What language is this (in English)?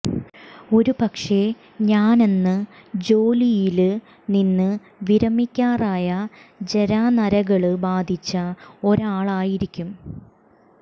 Malayalam